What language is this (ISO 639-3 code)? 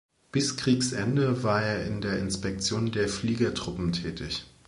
deu